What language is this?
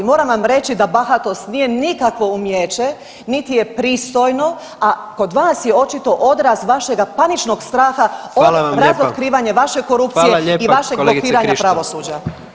Croatian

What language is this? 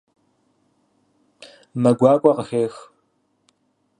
Kabardian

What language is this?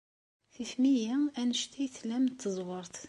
Kabyle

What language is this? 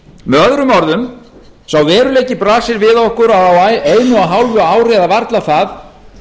Icelandic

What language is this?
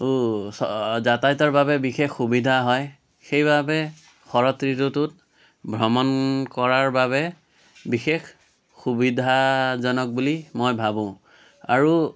Assamese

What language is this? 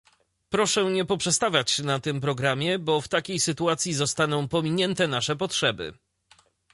Polish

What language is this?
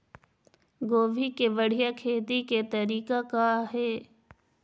Chhattisgarhi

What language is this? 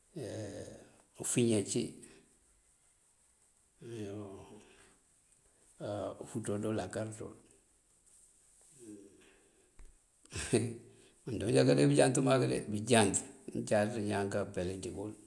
Mandjak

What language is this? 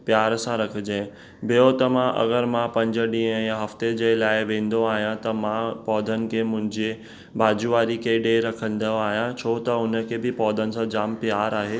Sindhi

